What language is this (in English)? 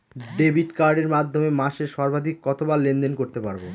Bangla